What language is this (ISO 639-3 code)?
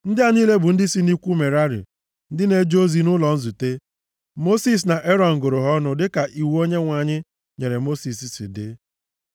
ibo